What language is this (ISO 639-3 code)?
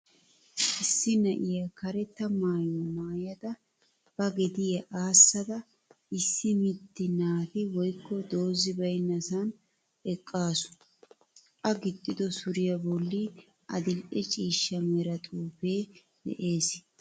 wal